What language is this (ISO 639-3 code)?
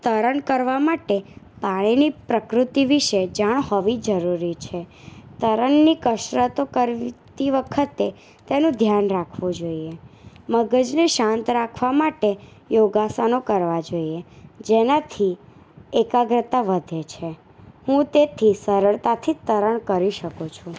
guj